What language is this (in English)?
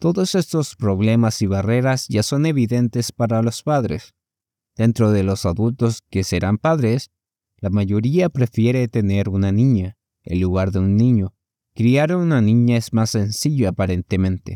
Spanish